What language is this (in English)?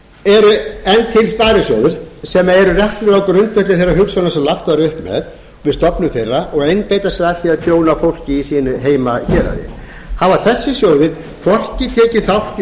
Icelandic